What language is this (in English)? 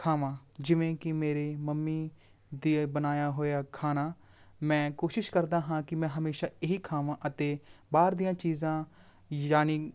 Punjabi